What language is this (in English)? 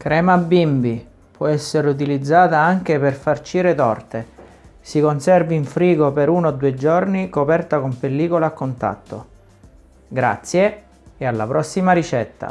Italian